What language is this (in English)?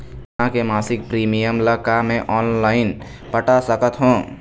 Chhattisgarhi